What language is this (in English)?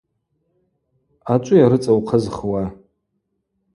Abaza